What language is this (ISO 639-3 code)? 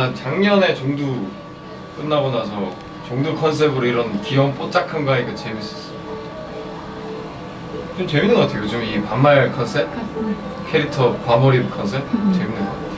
kor